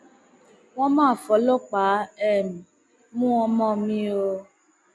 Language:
Yoruba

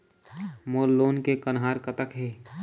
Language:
Chhattisgarhi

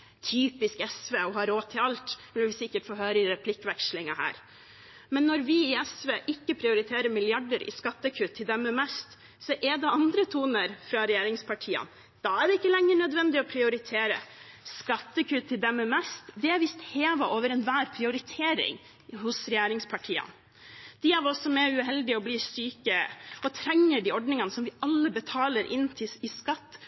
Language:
Norwegian Bokmål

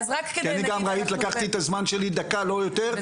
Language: Hebrew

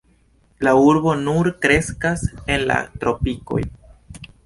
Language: Esperanto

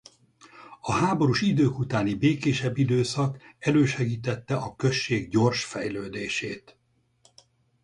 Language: Hungarian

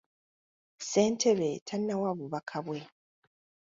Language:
Ganda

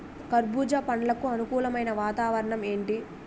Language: Telugu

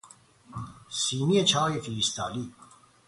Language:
Persian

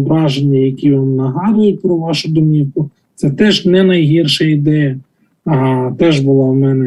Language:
Ukrainian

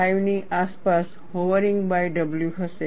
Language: Gujarati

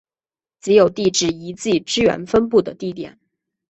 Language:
Chinese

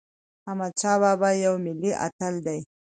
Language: Pashto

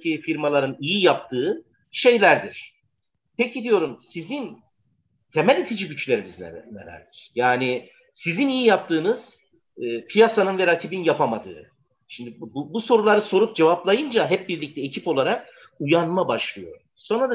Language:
Turkish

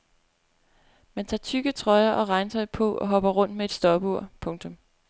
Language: Danish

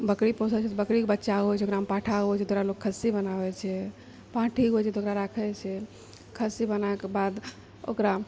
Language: Maithili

